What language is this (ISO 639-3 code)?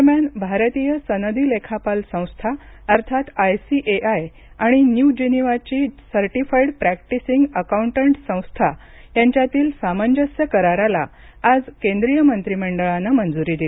mar